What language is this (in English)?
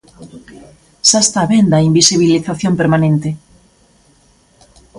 Galician